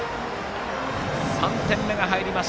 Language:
Japanese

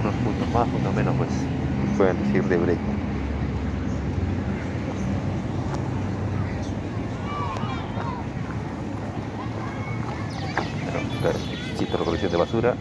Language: Spanish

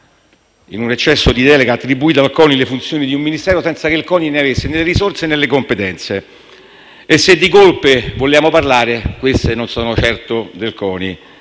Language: Italian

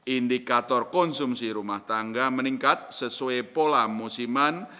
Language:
Indonesian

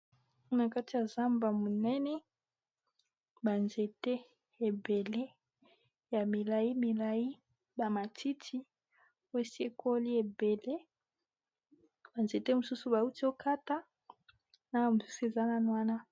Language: Lingala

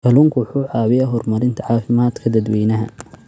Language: Somali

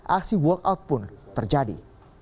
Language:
Indonesian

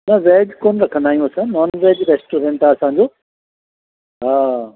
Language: Sindhi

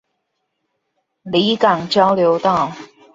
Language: Chinese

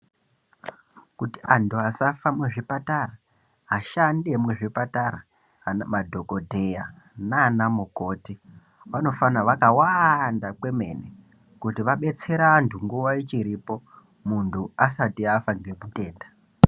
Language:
Ndau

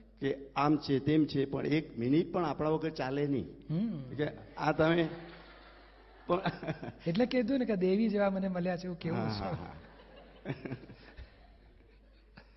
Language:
Gujarati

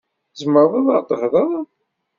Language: Kabyle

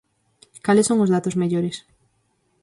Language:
Galician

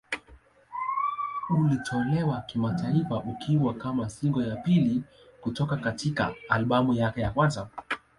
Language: Swahili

